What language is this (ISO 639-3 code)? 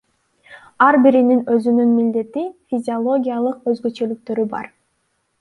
kir